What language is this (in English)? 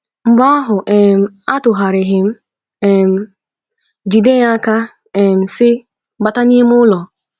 Igbo